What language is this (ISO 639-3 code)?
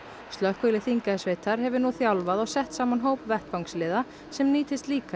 isl